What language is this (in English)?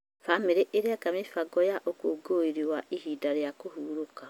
Kikuyu